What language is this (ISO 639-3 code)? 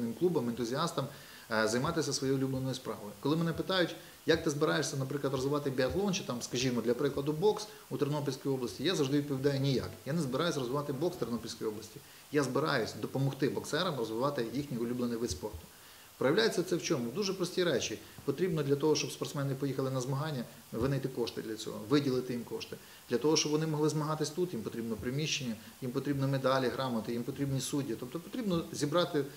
ukr